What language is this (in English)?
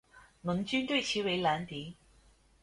Chinese